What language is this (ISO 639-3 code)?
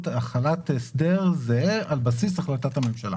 heb